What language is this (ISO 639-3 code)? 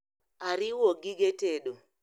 luo